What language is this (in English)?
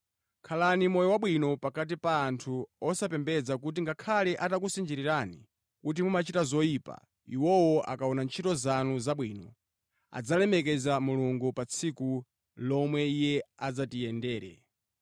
Nyanja